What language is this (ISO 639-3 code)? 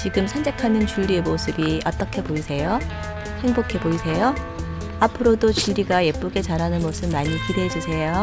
kor